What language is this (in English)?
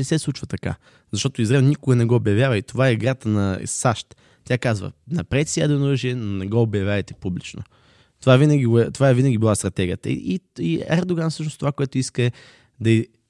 Bulgarian